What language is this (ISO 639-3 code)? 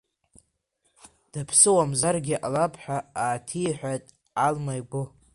abk